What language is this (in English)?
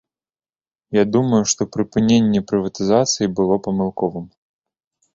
Belarusian